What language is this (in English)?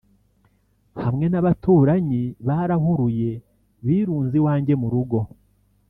Kinyarwanda